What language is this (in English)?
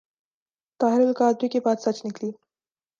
Urdu